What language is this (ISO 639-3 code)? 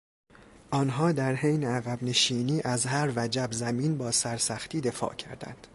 fas